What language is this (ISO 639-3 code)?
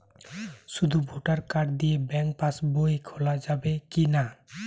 ben